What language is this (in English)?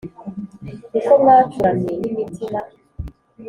Kinyarwanda